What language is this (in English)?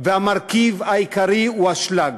Hebrew